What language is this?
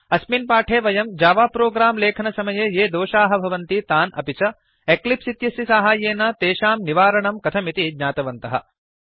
Sanskrit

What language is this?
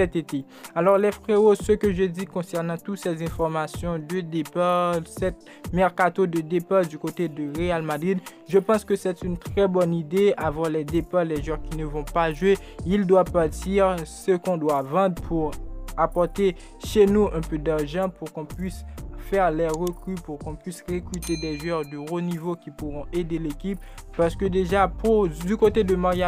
French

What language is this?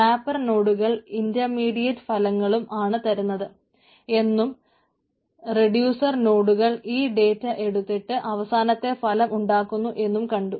Malayalam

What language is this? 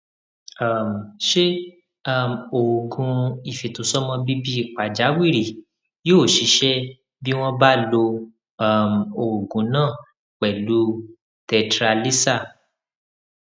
Yoruba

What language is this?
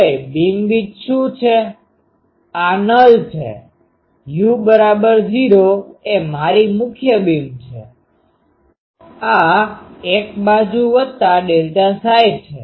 Gujarati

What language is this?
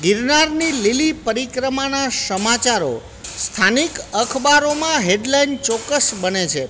Gujarati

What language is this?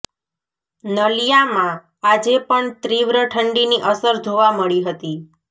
Gujarati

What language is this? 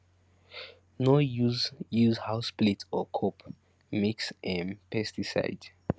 Nigerian Pidgin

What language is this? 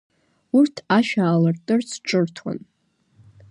Abkhazian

